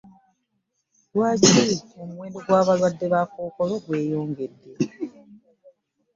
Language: Ganda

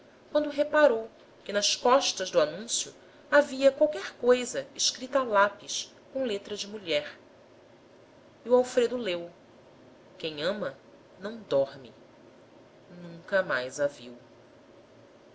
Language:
Portuguese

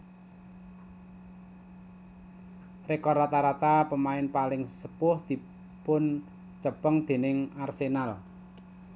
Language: Javanese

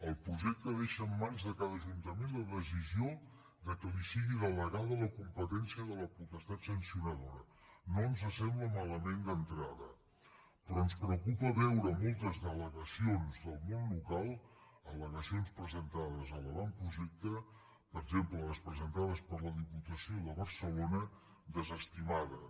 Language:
Catalan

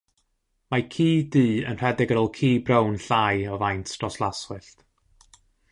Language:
Welsh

